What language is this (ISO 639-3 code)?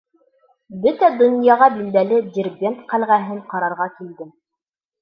bak